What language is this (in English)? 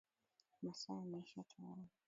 Swahili